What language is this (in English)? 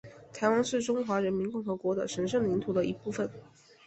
Chinese